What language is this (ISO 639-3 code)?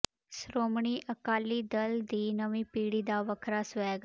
pan